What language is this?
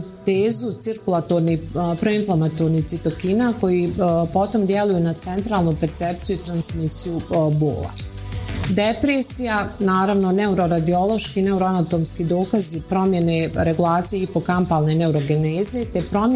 Croatian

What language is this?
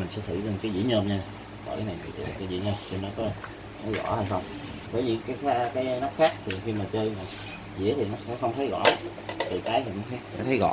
Vietnamese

